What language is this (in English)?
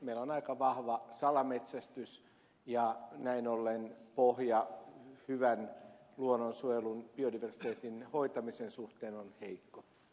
Finnish